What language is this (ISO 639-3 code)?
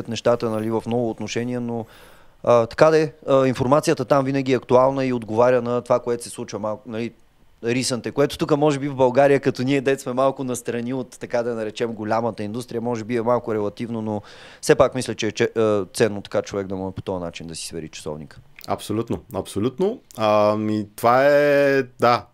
bul